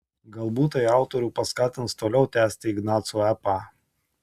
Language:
Lithuanian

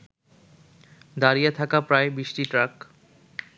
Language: Bangla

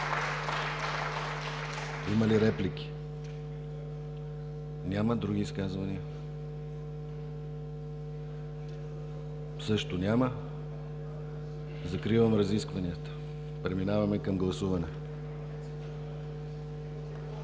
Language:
Bulgarian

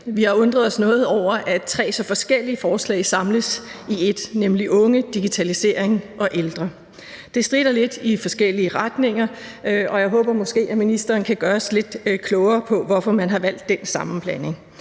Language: Danish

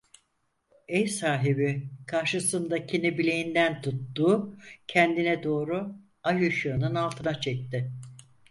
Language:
Turkish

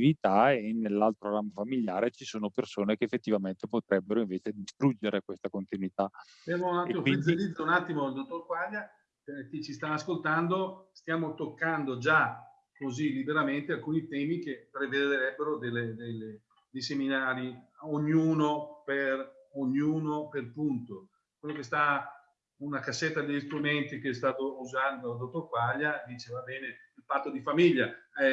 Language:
Italian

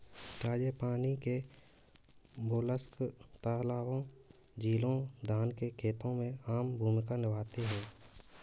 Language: Hindi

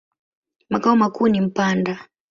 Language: Swahili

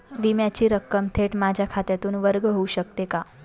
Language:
Marathi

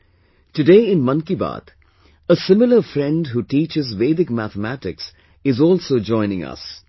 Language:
English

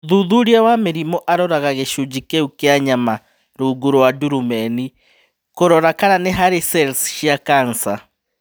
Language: Kikuyu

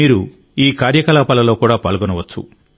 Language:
Telugu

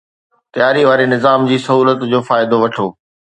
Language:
Sindhi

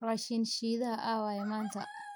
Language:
Somali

